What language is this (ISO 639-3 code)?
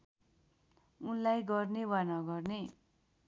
nep